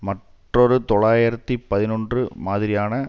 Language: Tamil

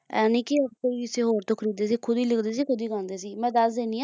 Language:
Punjabi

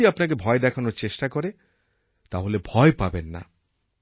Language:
Bangla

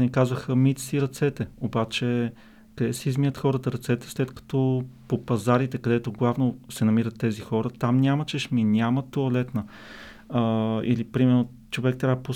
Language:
Bulgarian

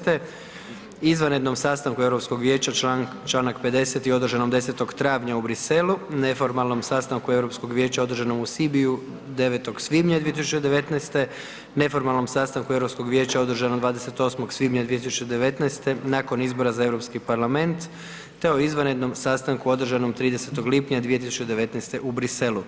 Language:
Croatian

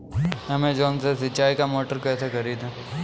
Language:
Hindi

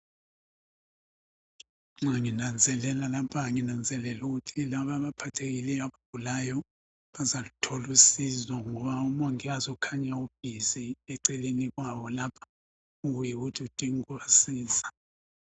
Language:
North Ndebele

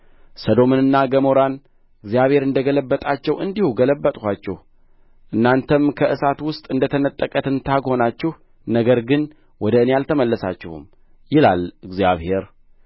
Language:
Amharic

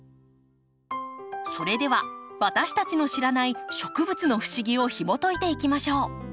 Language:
Japanese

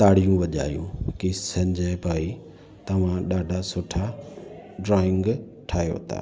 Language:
Sindhi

